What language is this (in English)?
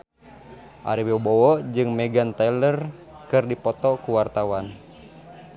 Sundanese